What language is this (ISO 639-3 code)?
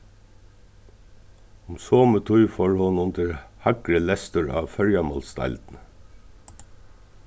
fao